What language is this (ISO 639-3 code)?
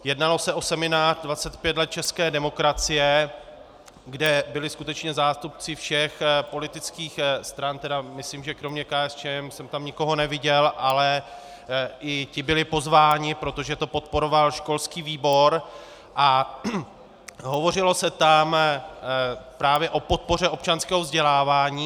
ces